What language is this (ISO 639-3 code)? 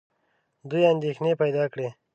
pus